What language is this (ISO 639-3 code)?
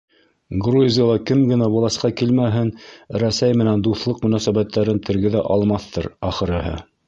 bak